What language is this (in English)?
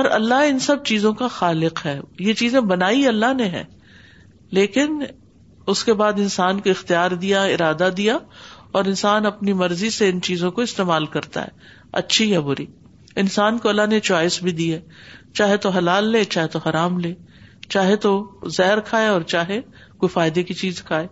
Urdu